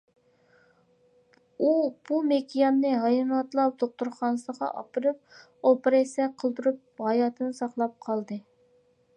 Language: Uyghur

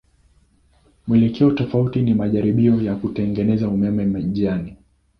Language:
Swahili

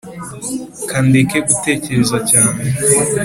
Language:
Kinyarwanda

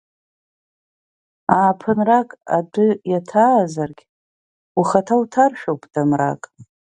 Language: Abkhazian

